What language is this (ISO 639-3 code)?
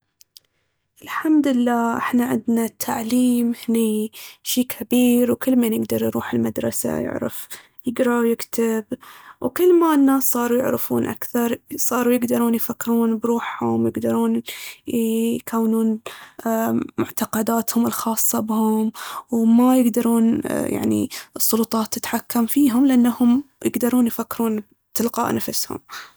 abv